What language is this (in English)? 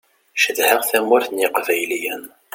Kabyle